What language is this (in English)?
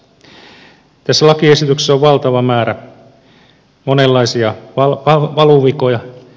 Finnish